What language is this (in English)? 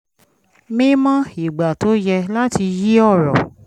Yoruba